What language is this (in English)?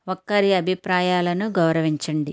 Telugu